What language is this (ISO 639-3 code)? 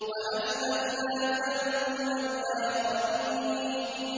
ara